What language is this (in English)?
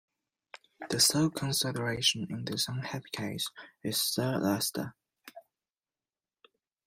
English